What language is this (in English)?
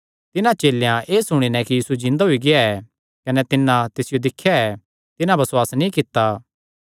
Kangri